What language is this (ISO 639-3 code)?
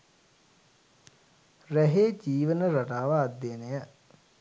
sin